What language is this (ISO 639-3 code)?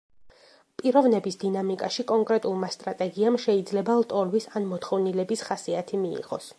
kat